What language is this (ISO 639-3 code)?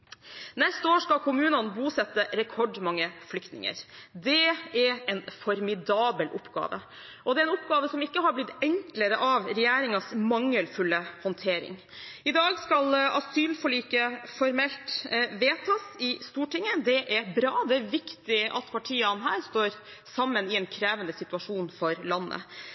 nob